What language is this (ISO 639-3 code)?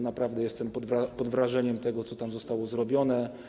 pol